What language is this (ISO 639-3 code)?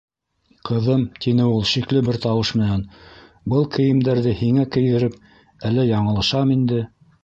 bak